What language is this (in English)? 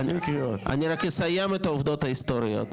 Hebrew